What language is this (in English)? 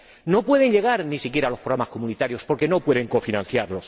Spanish